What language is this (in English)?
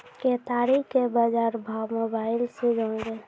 Maithili